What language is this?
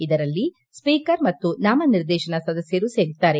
Kannada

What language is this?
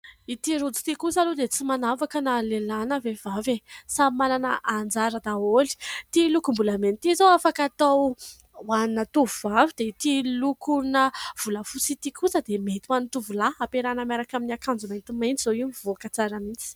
Malagasy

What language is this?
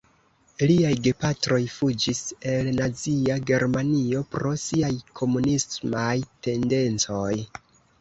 Esperanto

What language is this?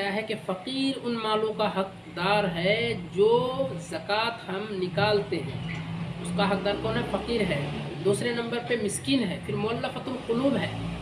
Urdu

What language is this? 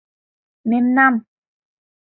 Mari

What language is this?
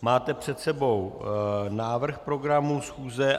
Czech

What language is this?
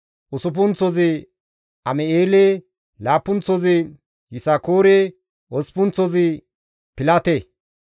Gamo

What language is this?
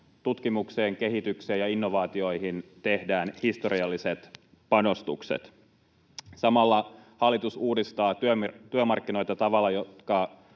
Finnish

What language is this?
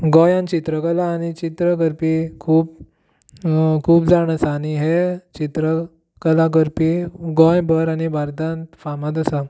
Konkani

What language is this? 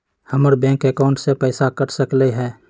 Magahi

